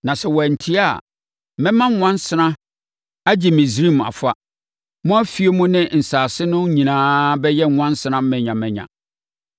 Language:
Akan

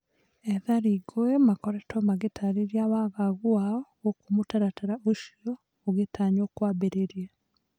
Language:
Kikuyu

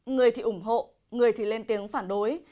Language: Vietnamese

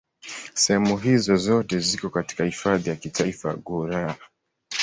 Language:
Swahili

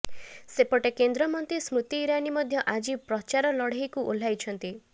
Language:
Odia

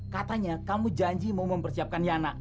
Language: Indonesian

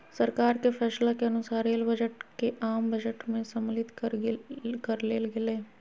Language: Magahi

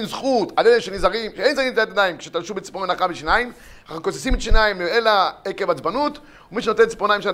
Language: Hebrew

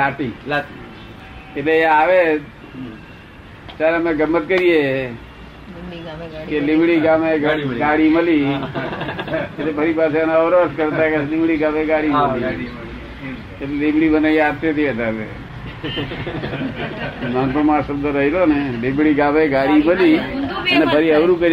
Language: Gujarati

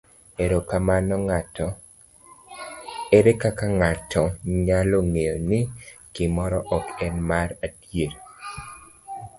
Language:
Luo (Kenya and Tanzania)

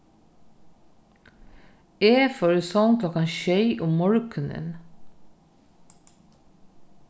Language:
Faroese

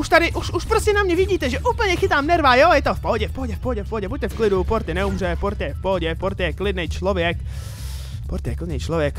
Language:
Czech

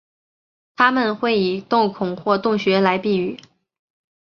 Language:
Chinese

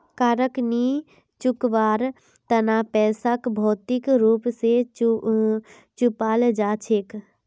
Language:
Magahi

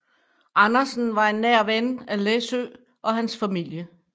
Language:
Danish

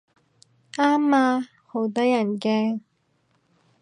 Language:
Cantonese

